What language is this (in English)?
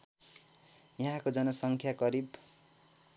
Nepali